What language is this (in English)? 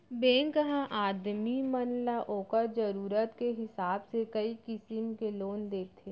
Chhattisgarhi